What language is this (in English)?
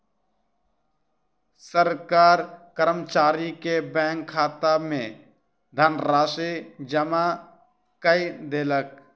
Maithili